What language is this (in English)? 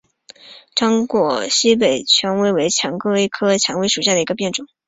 Chinese